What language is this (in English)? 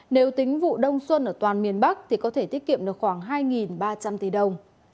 Vietnamese